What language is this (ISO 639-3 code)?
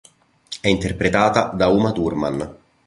ita